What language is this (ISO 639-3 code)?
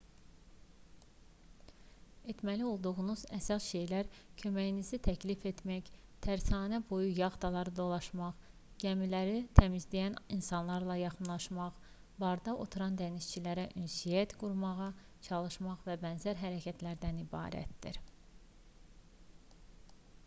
aze